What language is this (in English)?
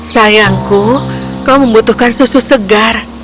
Indonesian